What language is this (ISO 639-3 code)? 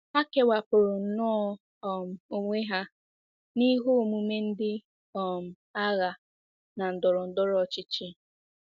ibo